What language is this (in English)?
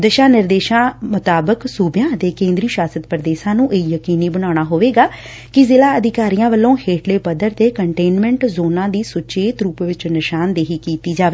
Punjabi